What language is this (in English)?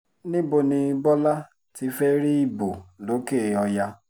Yoruba